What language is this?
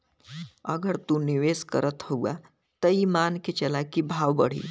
Bhojpuri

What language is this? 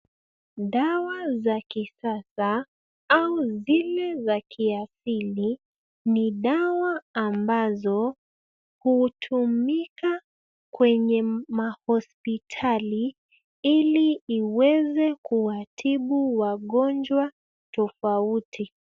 Swahili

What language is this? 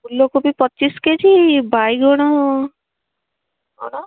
Odia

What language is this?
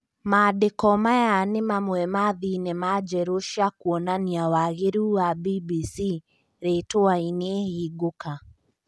Kikuyu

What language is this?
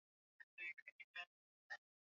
Swahili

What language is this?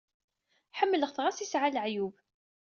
Kabyle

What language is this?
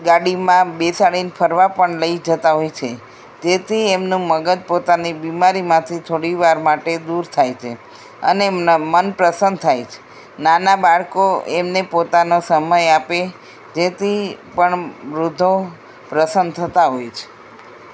Gujarati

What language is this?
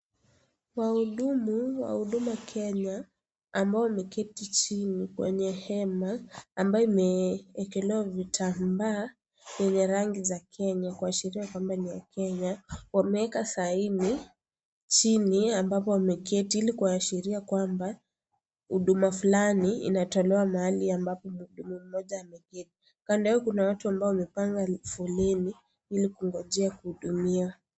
Swahili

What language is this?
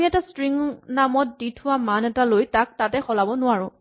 Assamese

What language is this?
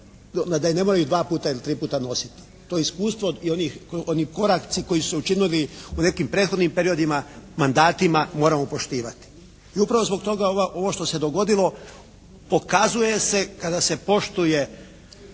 Croatian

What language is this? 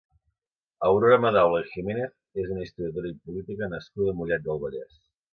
Catalan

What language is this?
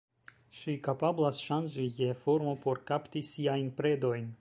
Esperanto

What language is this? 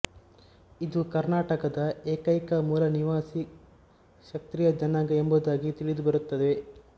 Kannada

